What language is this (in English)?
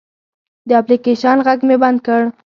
Pashto